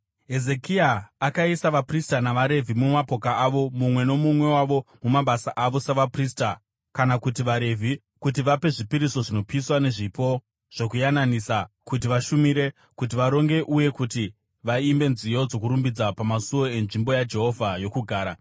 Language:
Shona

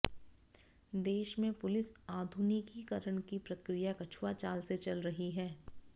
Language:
Hindi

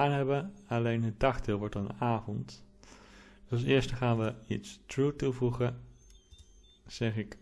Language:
Dutch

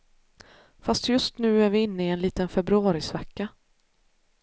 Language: Swedish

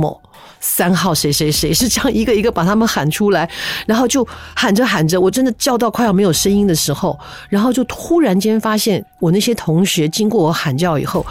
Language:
Chinese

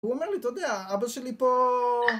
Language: Hebrew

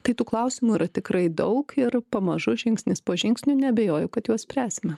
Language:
Lithuanian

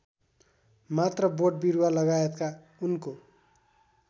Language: Nepali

